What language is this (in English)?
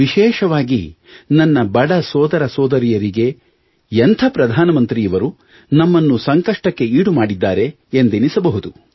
Kannada